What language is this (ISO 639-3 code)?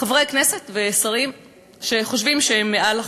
heb